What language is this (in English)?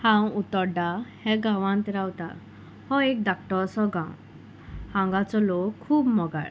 Konkani